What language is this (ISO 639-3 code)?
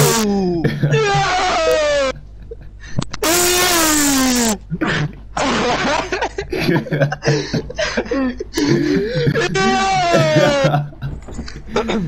nld